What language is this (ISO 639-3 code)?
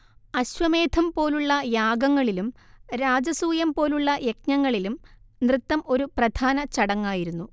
mal